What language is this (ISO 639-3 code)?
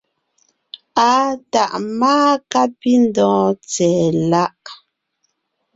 nnh